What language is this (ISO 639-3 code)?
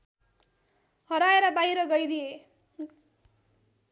nep